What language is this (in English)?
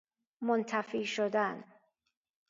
Persian